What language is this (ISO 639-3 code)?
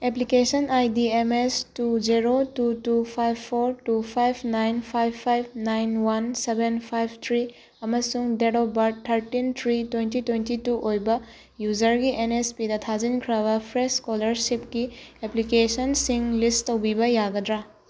mni